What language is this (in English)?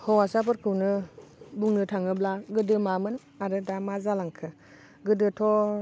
Bodo